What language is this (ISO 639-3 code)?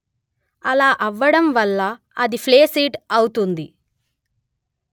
tel